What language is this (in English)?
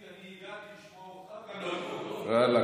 Hebrew